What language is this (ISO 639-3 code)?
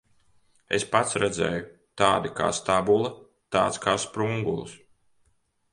lav